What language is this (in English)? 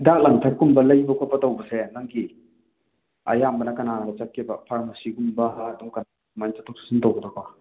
Manipuri